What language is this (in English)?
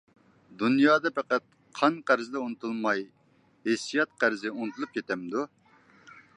Uyghur